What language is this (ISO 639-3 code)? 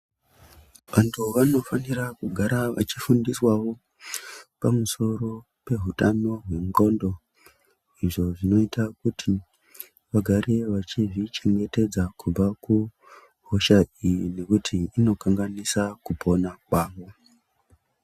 ndc